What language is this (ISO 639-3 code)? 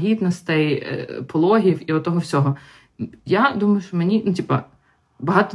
ukr